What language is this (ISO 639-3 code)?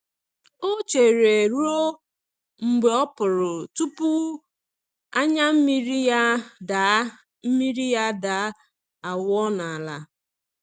ibo